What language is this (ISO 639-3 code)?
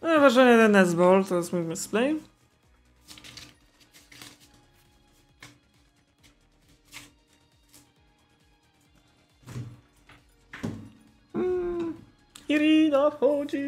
pol